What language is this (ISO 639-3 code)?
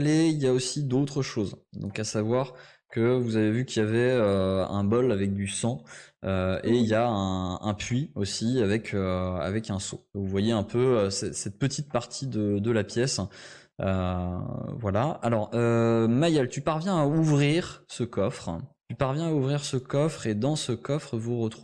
fra